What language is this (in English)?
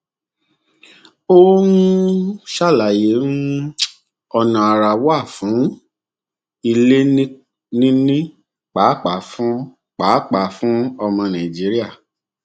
Yoruba